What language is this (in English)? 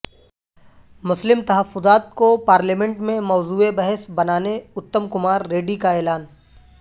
Urdu